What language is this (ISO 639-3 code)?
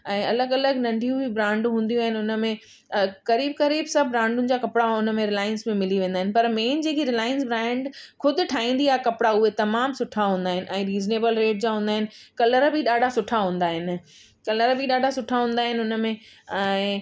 snd